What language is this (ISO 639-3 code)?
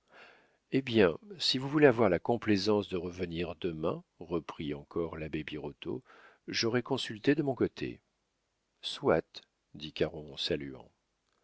fra